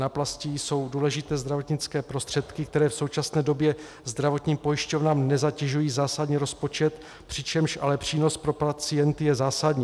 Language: Czech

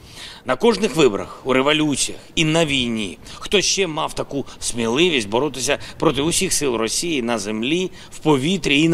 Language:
Ukrainian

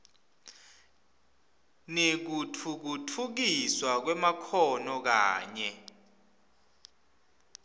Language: Swati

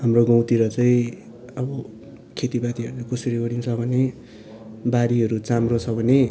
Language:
Nepali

